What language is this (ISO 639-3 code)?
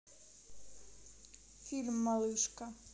rus